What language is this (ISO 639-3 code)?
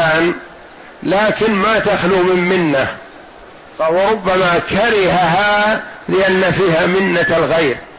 ara